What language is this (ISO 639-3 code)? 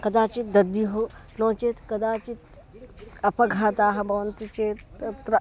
san